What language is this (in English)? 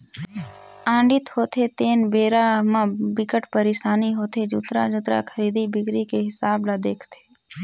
Chhattisgarhi